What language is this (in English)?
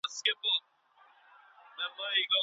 Pashto